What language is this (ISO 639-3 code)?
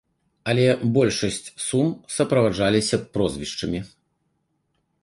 bel